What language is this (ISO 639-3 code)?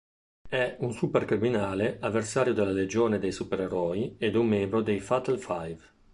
ita